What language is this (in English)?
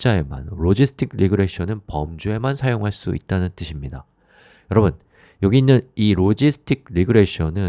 Korean